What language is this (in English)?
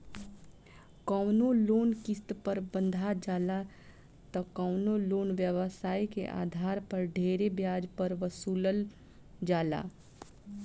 Bhojpuri